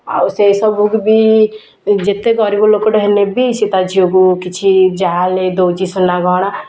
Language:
Odia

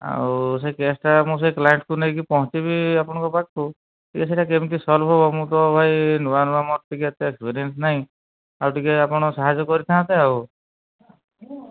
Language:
Odia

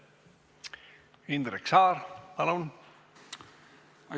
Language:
Estonian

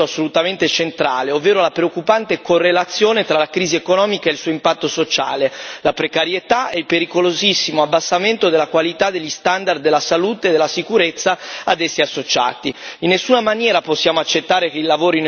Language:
Italian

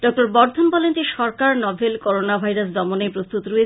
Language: Bangla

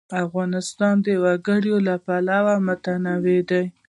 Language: Pashto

